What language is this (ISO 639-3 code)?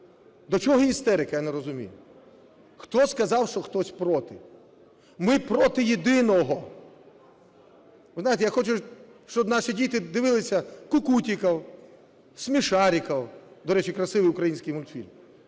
ukr